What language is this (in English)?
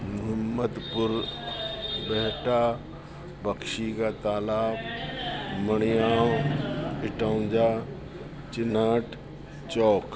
Sindhi